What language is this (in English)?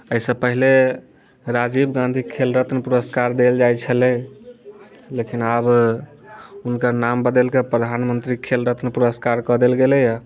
Maithili